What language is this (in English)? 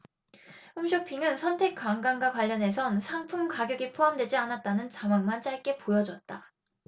Korean